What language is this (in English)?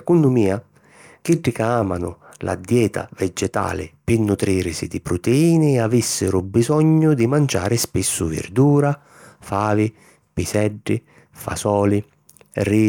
Sicilian